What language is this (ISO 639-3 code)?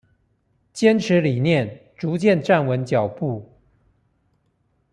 zho